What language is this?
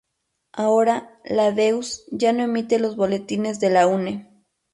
Spanish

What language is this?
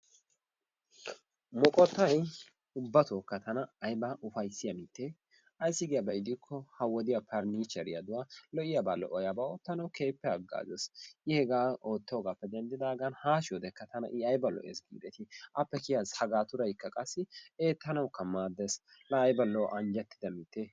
Wolaytta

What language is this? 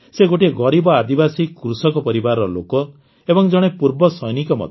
Odia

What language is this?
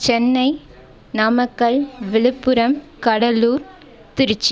Tamil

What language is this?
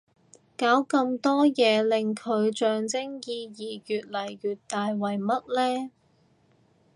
Cantonese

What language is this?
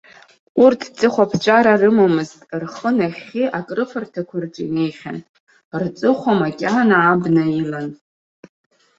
Abkhazian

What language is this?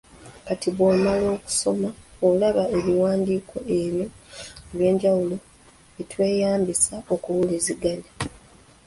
Ganda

